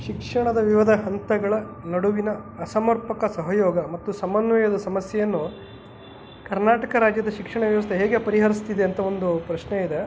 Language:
Kannada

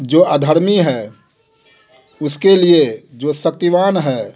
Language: Hindi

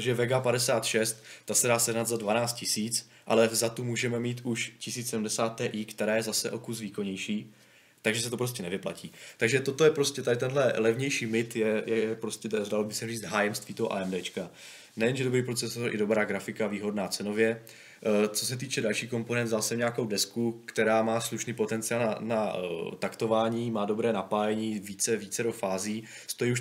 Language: Czech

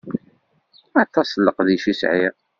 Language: Kabyle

